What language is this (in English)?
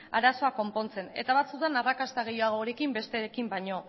Basque